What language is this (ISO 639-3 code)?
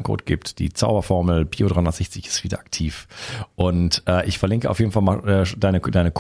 deu